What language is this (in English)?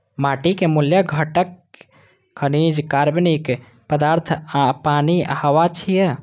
Maithili